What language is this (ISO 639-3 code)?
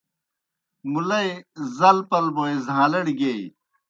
plk